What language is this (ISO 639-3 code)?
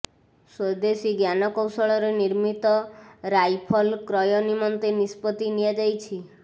ori